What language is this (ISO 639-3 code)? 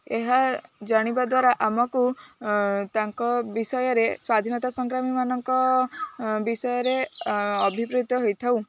ori